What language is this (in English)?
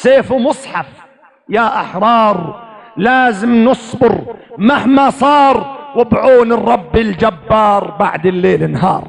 Arabic